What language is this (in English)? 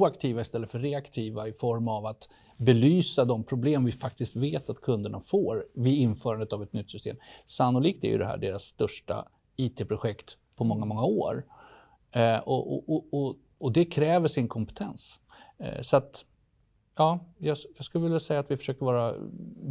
Swedish